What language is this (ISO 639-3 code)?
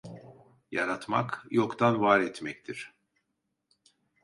tur